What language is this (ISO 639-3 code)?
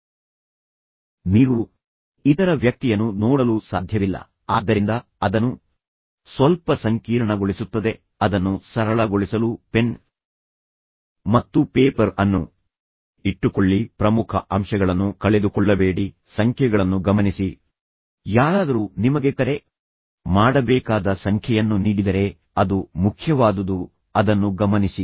kan